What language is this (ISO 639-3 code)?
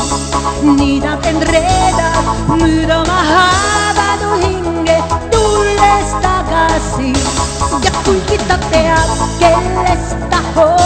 swe